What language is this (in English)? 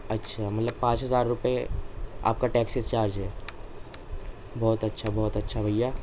Urdu